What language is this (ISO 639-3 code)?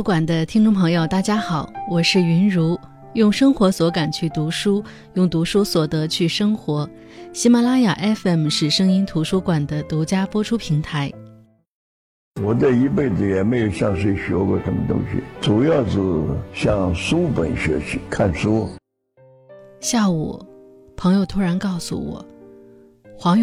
zho